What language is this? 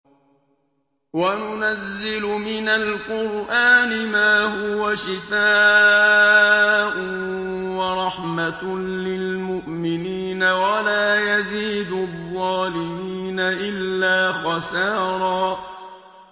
Arabic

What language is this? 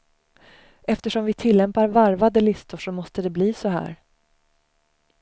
Swedish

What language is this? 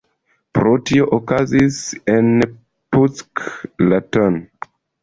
Esperanto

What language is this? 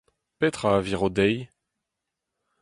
Breton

